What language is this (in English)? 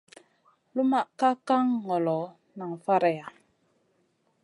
Masana